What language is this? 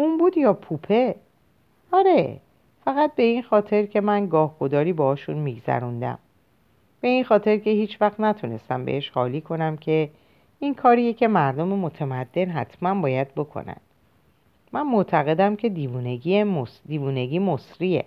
Persian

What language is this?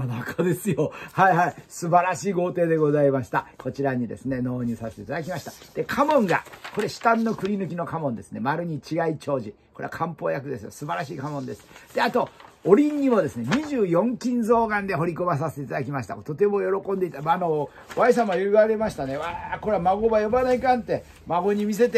Japanese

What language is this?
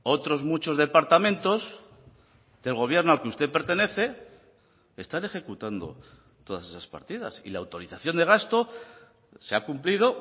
Spanish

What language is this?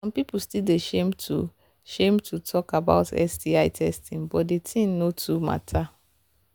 Nigerian Pidgin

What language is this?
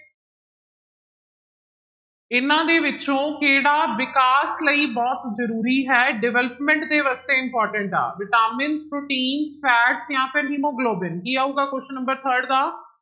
Punjabi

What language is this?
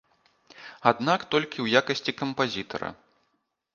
Belarusian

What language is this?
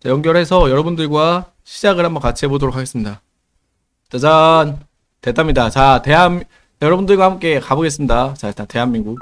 Korean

